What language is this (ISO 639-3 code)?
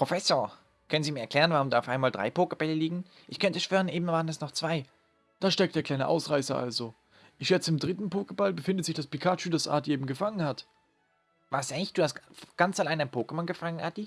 deu